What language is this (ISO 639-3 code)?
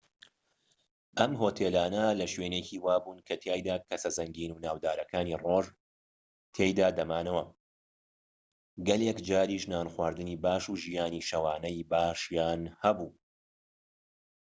ckb